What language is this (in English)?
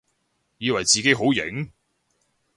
Cantonese